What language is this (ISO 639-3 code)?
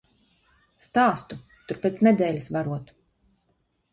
lav